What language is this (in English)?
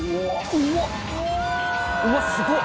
Japanese